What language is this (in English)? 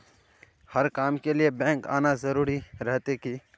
Magahi